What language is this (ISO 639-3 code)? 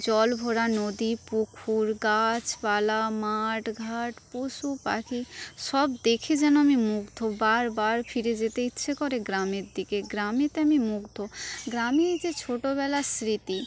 ben